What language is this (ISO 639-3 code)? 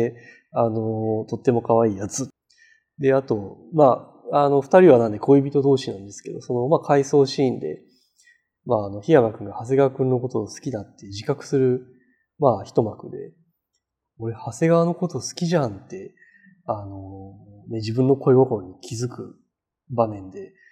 jpn